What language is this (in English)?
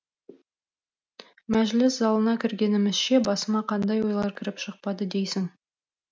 Kazakh